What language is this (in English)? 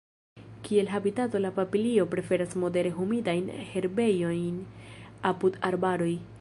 Esperanto